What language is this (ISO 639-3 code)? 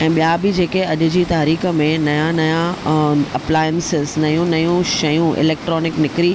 snd